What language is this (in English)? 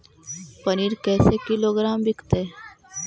Magahi